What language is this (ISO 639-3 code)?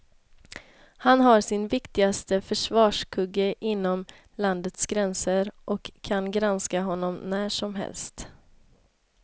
swe